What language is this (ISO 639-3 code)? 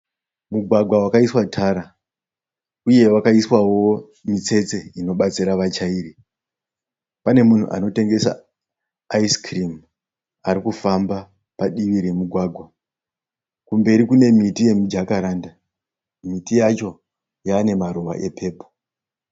sna